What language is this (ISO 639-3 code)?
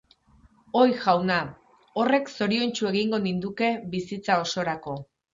eus